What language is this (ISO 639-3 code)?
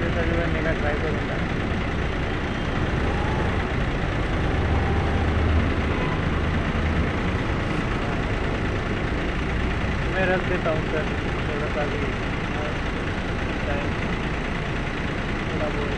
mar